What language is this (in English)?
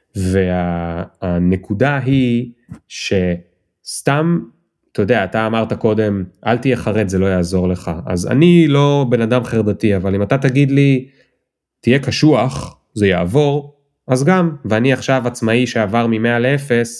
Hebrew